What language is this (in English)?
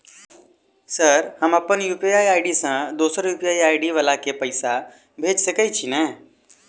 Maithili